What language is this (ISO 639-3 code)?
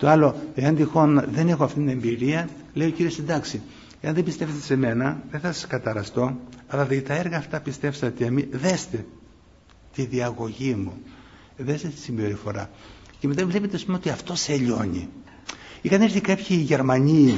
ell